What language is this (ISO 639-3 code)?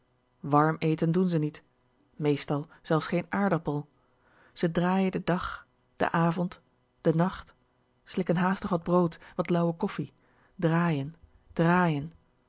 nld